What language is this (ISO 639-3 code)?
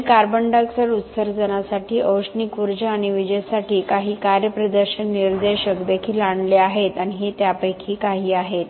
mar